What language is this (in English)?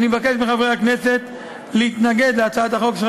Hebrew